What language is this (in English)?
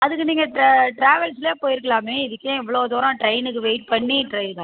Tamil